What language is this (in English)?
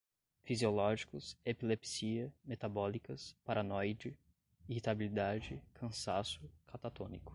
Portuguese